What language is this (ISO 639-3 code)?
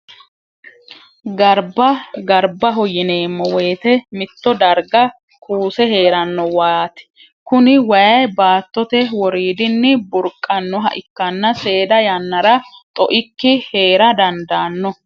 sid